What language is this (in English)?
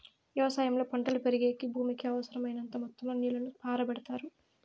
Telugu